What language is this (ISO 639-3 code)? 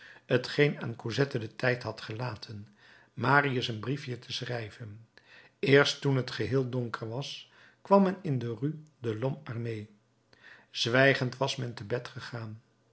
nld